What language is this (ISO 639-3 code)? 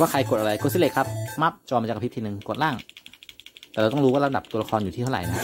tha